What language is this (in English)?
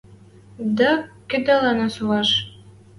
Western Mari